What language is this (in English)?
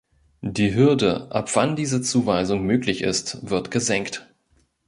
German